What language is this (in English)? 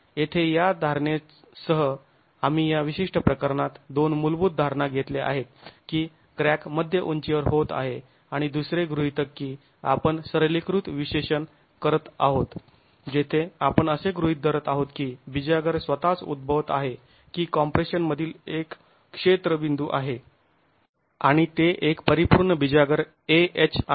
Marathi